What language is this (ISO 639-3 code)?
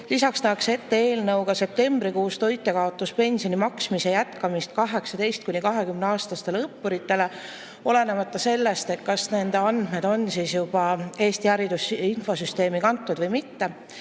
est